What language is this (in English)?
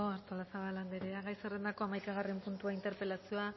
Basque